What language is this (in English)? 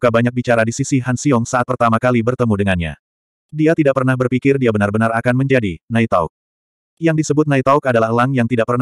Indonesian